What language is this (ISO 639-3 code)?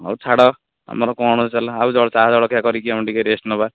ori